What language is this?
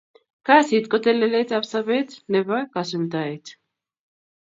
Kalenjin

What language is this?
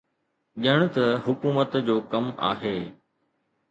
Sindhi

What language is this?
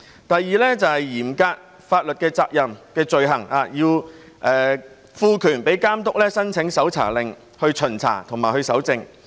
Cantonese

